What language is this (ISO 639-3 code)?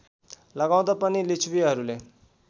nep